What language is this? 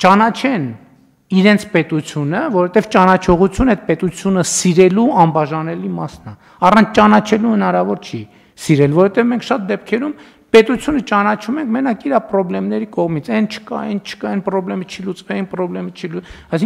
Romanian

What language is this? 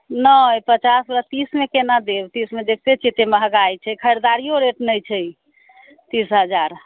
Maithili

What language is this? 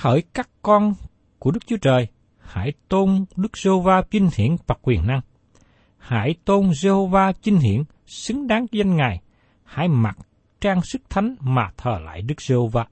Vietnamese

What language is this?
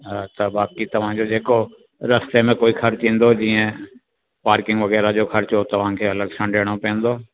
Sindhi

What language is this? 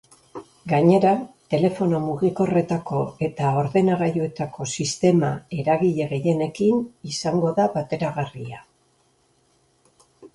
Basque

